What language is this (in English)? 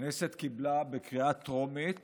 Hebrew